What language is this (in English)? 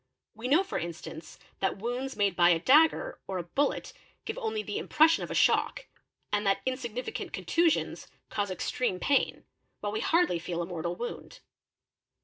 English